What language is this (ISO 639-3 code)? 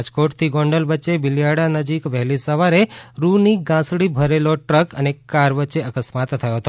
guj